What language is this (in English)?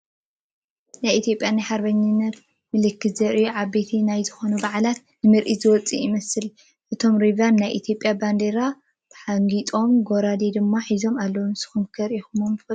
Tigrinya